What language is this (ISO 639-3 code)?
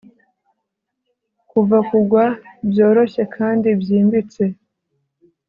kin